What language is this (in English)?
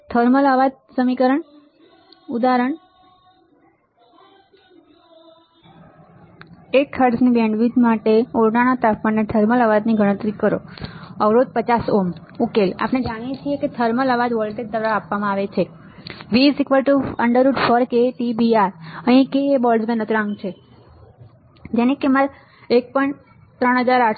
Gujarati